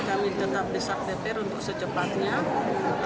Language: Indonesian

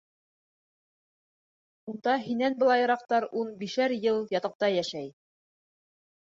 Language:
Bashkir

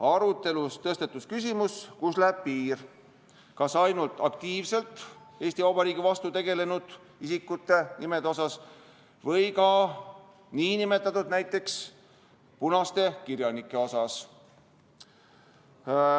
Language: Estonian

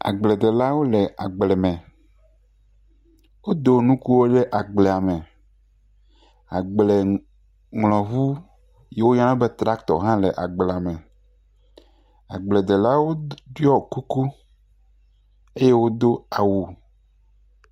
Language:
Ewe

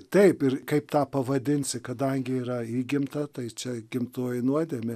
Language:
Lithuanian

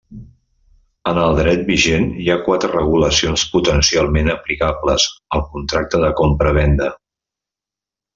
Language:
Catalan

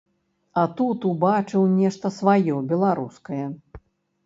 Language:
Belarusian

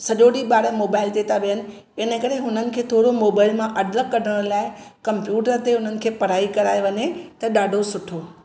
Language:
Sindhi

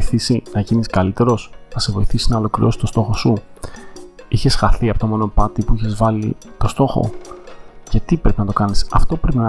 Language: Greek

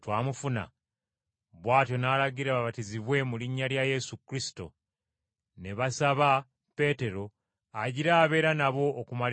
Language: Ganda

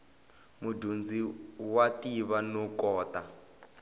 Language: Tsonga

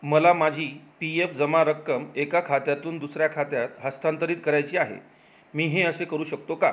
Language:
Marathi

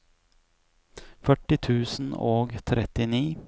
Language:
Norwegian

